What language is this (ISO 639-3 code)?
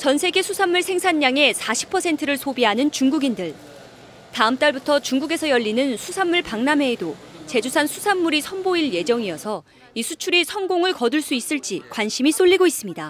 kor